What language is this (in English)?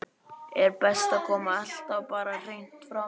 Icelandic